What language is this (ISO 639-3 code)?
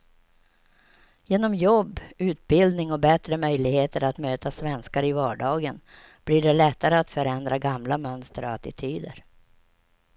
swe